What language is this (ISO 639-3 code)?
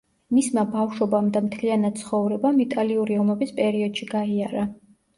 kat